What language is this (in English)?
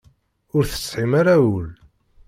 Kabyle